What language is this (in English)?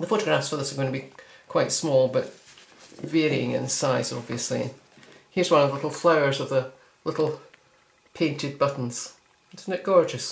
English